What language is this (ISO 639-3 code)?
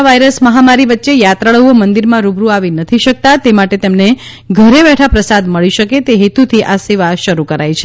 guj